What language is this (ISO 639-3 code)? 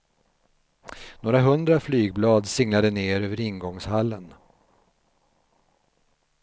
swe